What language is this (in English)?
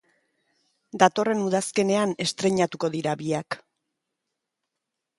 Basque